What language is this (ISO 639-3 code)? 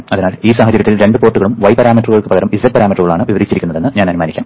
mal